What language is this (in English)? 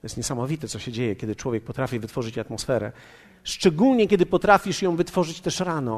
Polish